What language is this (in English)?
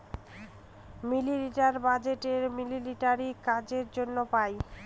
Bangla